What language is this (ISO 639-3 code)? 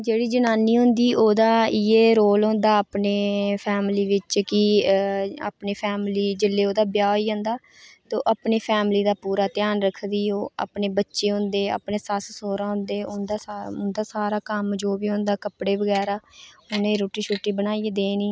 doi